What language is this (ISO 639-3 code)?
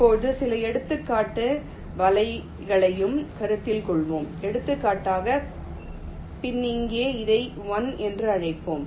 tam